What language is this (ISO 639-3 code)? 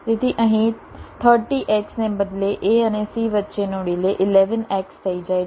guj